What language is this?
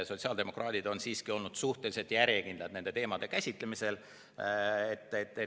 Estonian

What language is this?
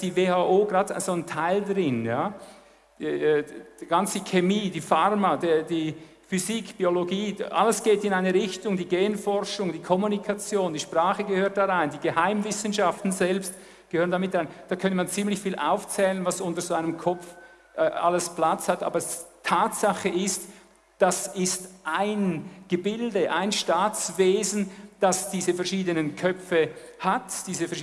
German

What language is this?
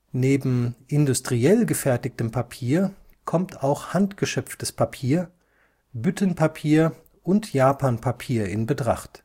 German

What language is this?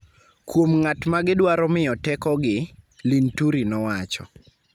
Luo (Kenya and Tanzania)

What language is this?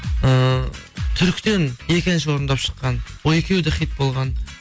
Kazakh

